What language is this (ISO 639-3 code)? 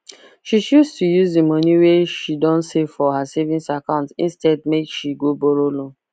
pcm